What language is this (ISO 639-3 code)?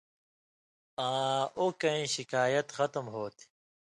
mvy